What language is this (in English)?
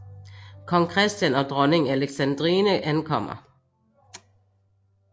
Danish